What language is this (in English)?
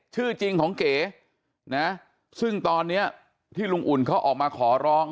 Thai